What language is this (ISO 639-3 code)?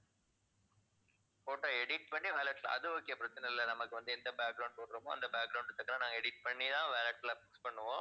tam